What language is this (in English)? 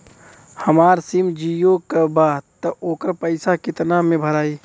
Bhojpuri